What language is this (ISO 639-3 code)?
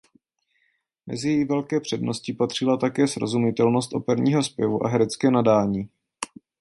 ces